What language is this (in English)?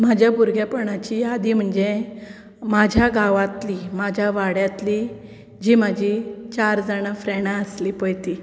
Konkani